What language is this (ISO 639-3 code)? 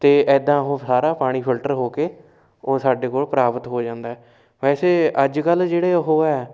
pan